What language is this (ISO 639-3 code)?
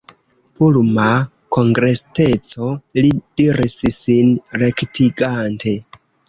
epo